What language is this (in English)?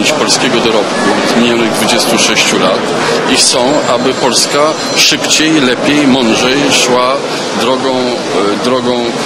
Polish